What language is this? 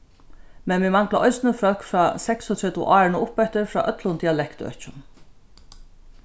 Faroese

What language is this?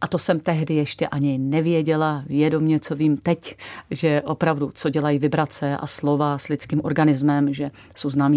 Czech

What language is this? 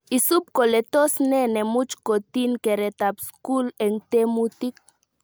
Kalenjin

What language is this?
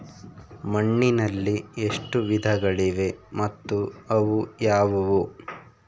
Kannada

